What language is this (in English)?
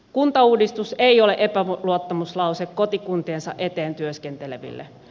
Finnish